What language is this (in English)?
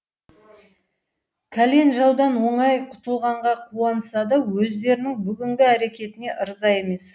Kazakh